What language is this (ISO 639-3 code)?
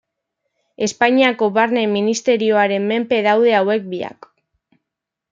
eus